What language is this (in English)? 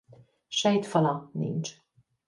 Hungarian